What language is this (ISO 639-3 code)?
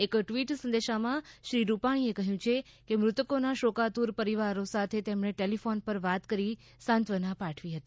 guj